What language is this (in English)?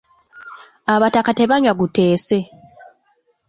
Ganda